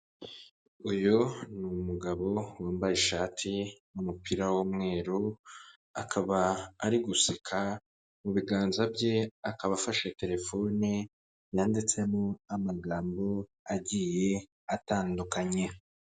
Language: Kinyarwanda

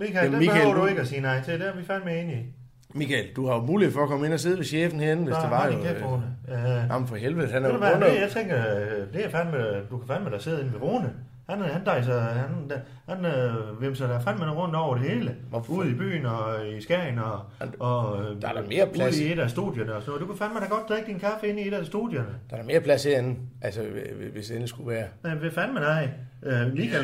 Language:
Danish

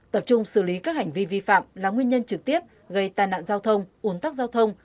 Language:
Vietnamese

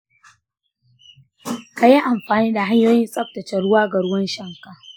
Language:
Hausa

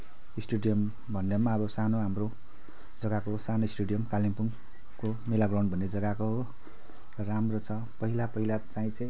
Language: Nepali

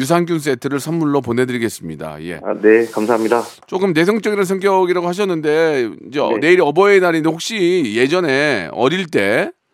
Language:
Korean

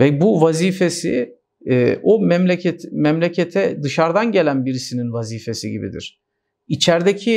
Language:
Turkish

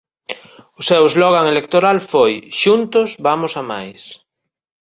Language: Galician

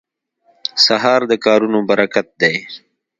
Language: Pashto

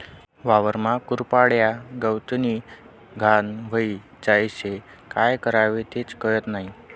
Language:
Marathi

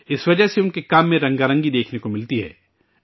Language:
Urdu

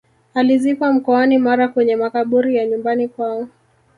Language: Swahili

